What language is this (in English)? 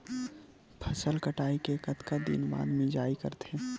Chhattisgarhi